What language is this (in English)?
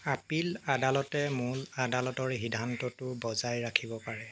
Assamese